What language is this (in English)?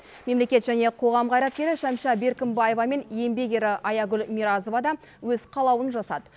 Kazakh